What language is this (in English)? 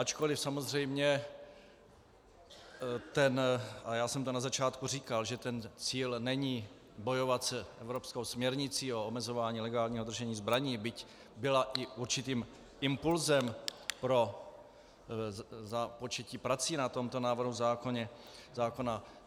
Czech